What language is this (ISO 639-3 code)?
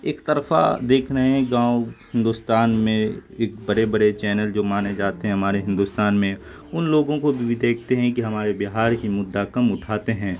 urd